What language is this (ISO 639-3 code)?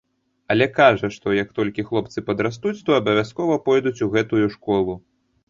bel